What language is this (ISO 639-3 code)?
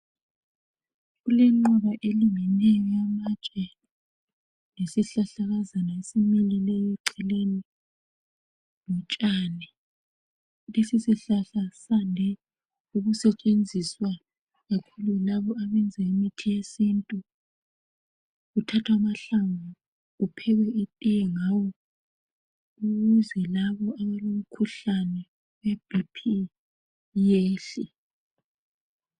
nde